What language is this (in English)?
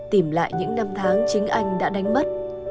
Vietnamese